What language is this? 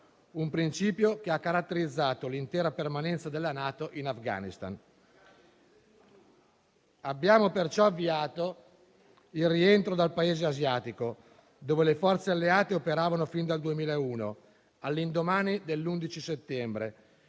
Italian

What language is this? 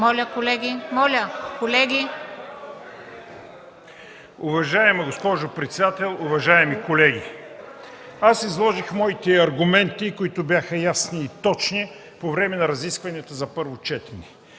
Bulgarian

